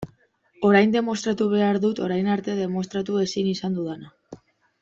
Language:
Basque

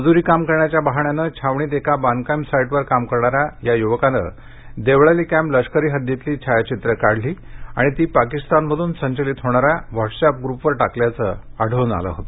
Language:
Marathi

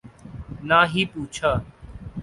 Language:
Urdu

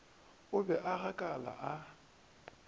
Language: Northern Sotho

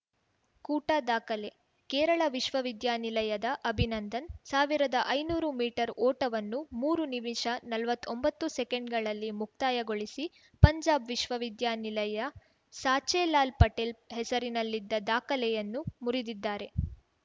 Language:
Kannada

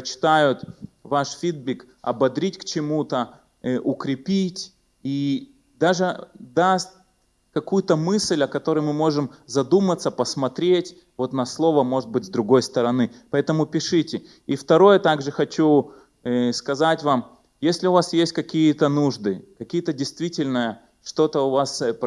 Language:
Russian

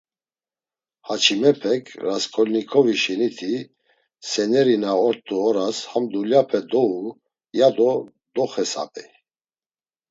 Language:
Laz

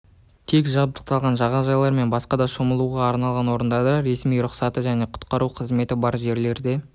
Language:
Kazakh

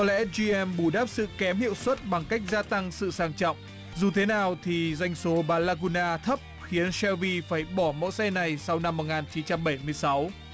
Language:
Vietnamese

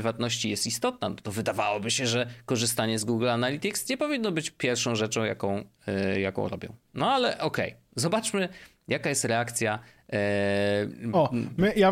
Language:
Polish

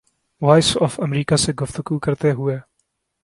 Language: Urdu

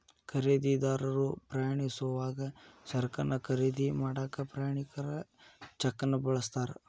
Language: Kannada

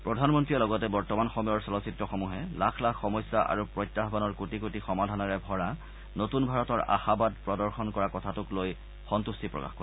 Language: Assamese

